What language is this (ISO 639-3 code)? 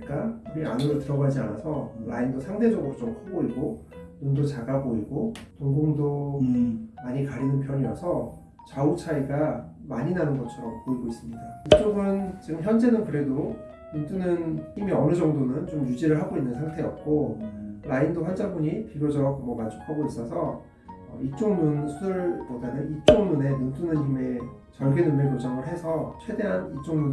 kor